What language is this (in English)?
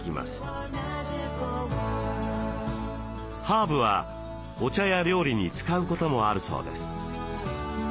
Japanese